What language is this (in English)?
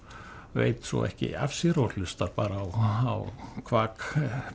Icelandic